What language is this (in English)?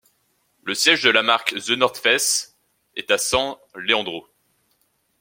French